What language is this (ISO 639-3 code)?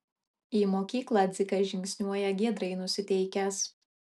lit